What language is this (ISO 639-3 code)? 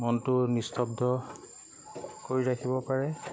asm